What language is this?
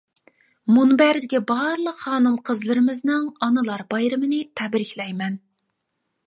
Uyghur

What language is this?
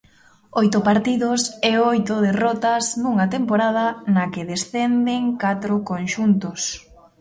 Galician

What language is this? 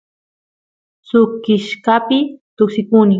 Santiago del Estero Quichua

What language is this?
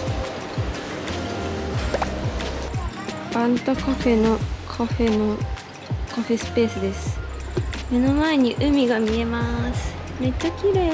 Japanese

